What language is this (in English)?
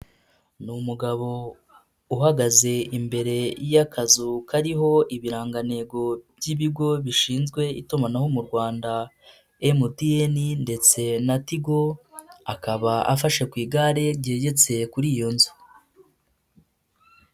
Kinyarwanda